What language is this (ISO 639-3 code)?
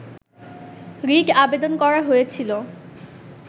ben